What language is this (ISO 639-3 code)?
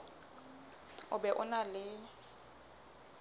sot